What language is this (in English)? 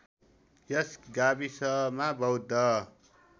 Nepali